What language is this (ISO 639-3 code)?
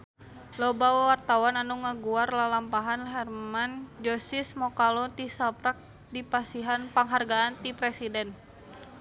sun